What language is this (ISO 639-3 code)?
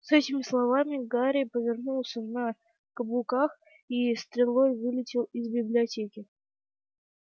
rus